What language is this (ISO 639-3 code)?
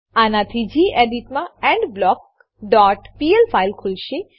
guj